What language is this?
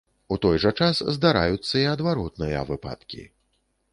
Belarusian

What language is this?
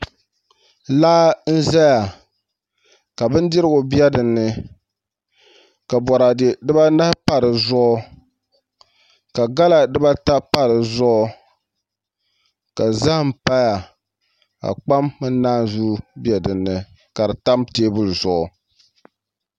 Dagbani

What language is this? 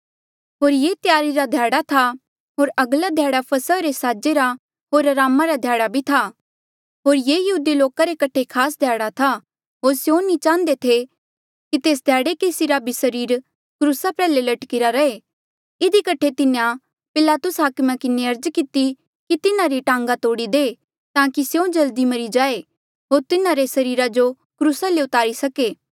Mandeali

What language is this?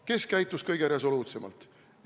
Estonian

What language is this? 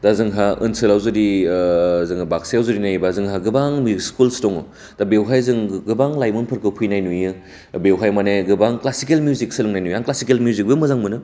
Bodo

